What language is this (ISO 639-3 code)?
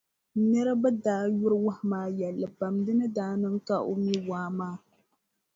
dag